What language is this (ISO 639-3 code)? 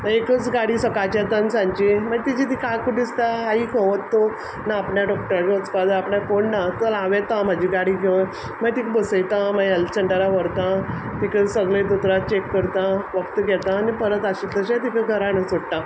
kok